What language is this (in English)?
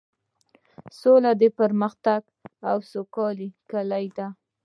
Pashto